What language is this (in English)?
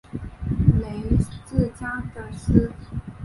Chinese